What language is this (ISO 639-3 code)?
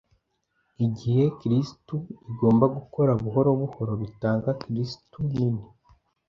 kin